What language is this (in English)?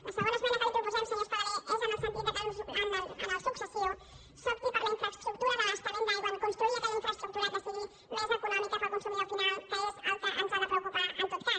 Catalan